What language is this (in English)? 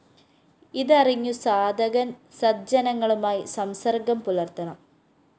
Malayalam